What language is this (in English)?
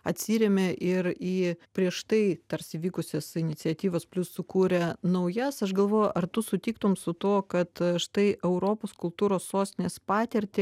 Lithuanian